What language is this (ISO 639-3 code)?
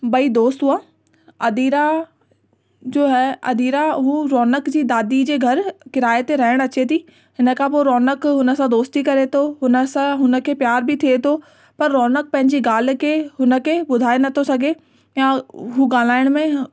snd